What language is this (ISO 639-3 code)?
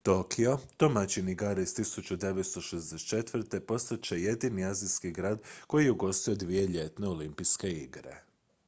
hrv